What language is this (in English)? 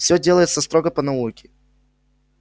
Russian